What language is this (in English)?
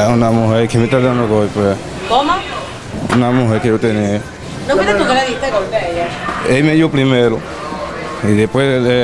Spanish